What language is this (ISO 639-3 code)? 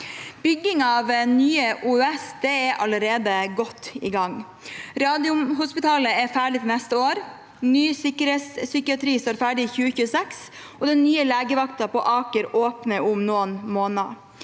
nor